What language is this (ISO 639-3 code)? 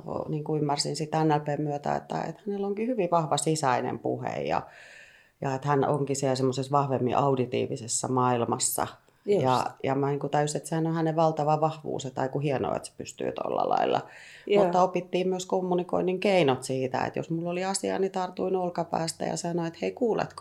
fin